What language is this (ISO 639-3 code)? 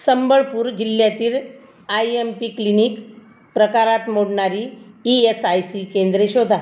mar